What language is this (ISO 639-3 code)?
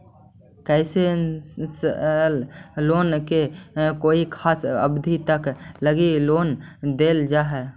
mag